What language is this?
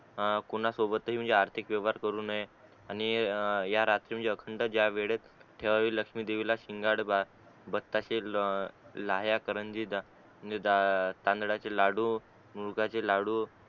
Marathi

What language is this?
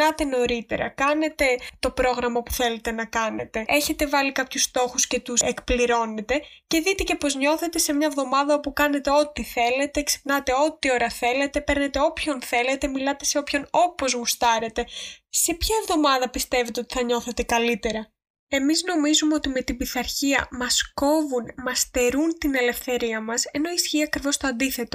Greek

